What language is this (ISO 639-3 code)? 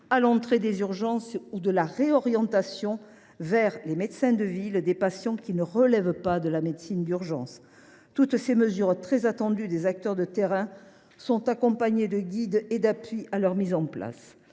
fra